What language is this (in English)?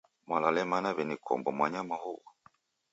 Taita